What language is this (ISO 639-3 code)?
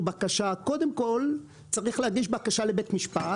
heb